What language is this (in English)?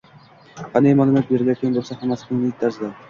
Uzbek